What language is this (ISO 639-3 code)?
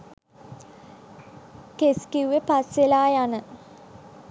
sin